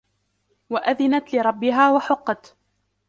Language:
Arabic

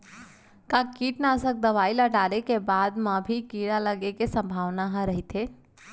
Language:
Chhattisgarhi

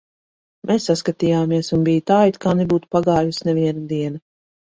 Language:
Latvian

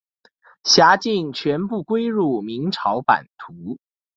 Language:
Chinese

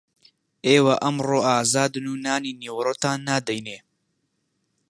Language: Central Kurdish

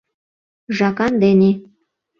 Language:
Mari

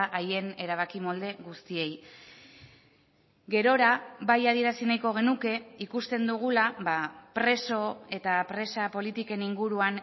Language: Basque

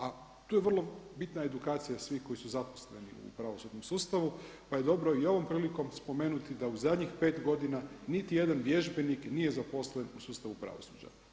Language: Croatian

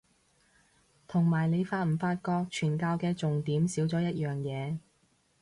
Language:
Cantonese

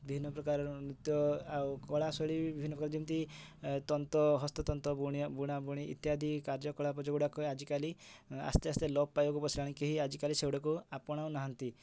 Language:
Odia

